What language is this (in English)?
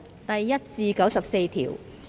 Cantonese